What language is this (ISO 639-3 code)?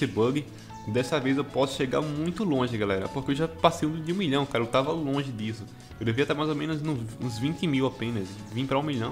por